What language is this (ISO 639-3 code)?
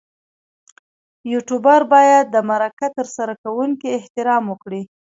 pus